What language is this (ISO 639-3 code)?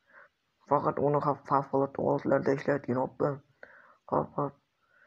ara